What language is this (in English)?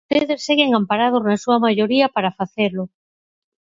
Galician